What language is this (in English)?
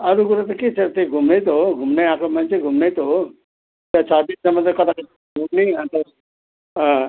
Nepali